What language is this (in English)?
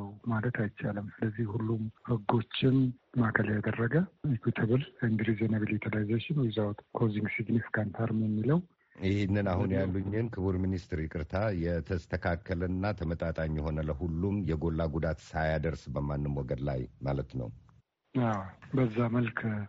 Amharic